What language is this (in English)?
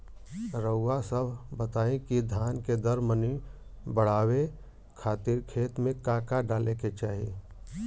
Bhojpuri